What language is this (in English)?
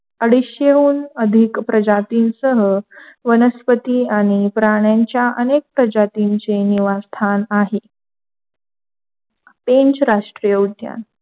Marathi